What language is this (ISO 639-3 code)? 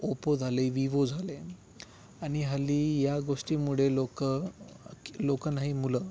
mar